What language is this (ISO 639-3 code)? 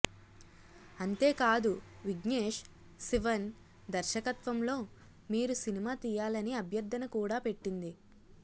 tel